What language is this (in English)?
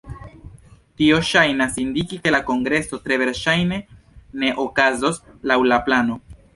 Esperanto